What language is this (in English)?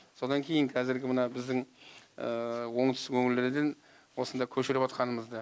Kazakh